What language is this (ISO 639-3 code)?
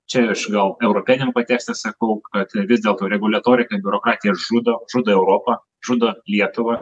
lit